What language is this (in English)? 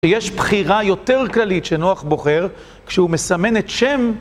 Hebrew